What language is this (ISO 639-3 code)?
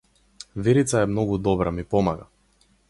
mkd